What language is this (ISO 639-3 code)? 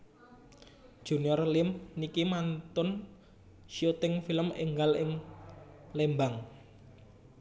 jav